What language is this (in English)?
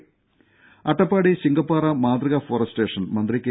Malayalam